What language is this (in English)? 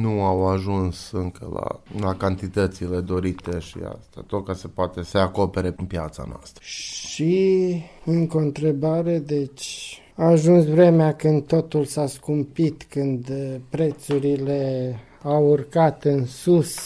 Romanian